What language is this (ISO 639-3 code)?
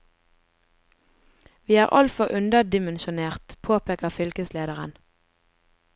nor